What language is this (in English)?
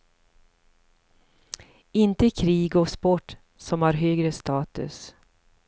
Swedish